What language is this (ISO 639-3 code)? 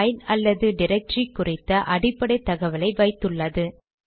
tam